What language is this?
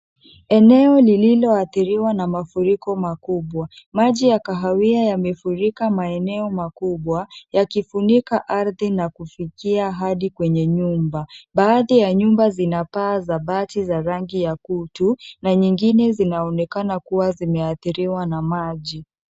Swahili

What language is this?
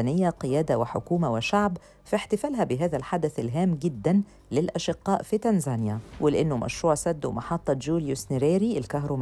Arabic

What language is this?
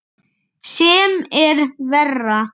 Icelandic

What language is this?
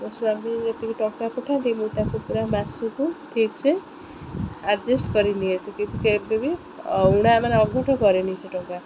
Odia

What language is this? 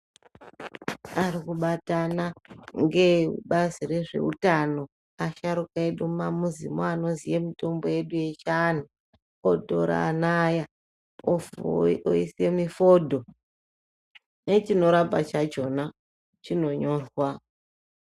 Ndau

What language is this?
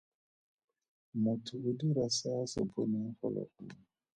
Tswana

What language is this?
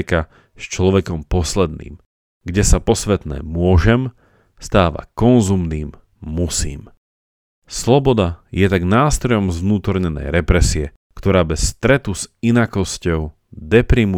Slovak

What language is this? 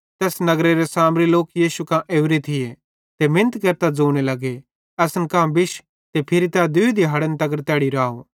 Bhadrawahi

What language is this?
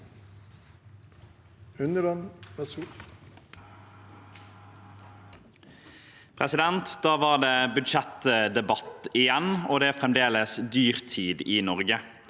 Norwegian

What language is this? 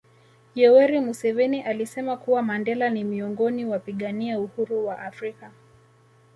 Swahili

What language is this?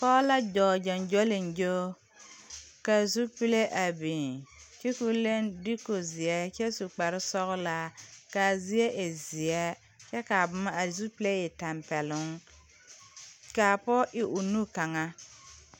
Southern Dagaare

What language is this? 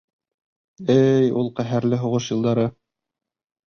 Bashkir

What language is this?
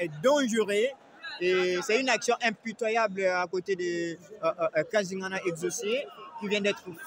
French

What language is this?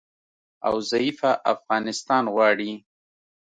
Pashto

